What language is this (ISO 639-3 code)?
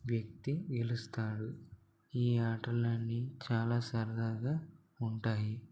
tel